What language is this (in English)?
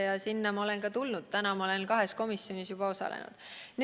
Estonian